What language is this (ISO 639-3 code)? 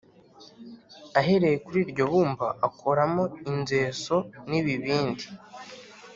kin